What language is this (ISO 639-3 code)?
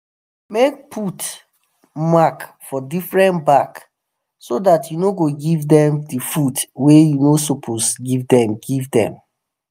pcm